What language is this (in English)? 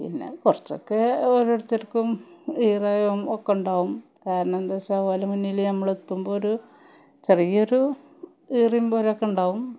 Malayalam